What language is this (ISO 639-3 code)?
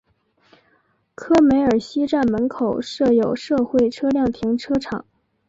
zho